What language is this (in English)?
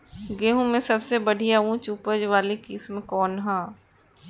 Bhojpuri